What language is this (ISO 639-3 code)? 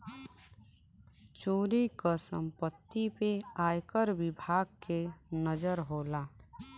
bho